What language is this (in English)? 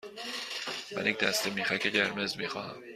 Persian